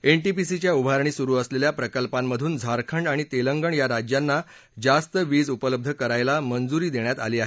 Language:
Marathi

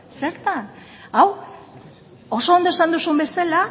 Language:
Basque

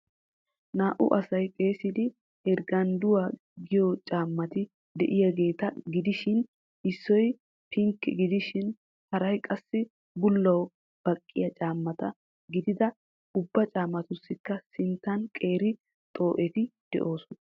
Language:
Wolaytta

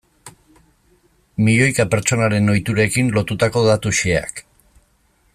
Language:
Basque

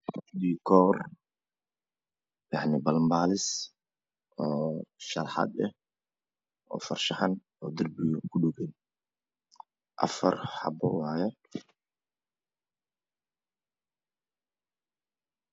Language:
Somali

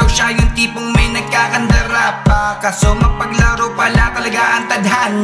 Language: Filipino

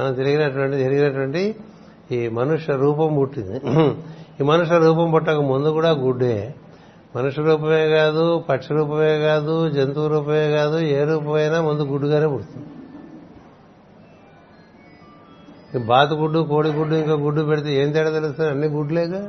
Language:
Telugu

